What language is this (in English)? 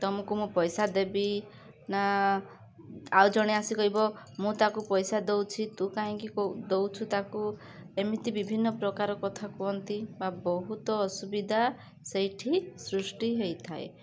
Odia